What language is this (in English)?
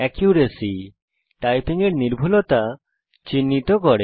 Bangla